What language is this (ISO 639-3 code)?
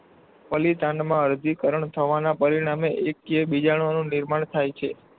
guj